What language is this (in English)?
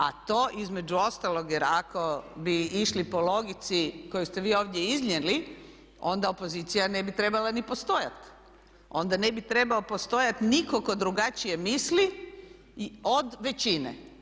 Croatian